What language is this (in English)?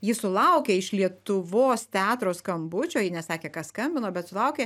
Lithuanian